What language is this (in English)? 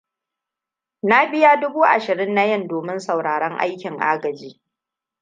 Hausa